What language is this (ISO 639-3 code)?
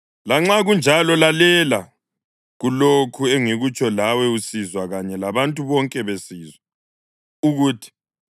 nde